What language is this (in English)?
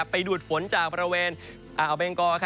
Thai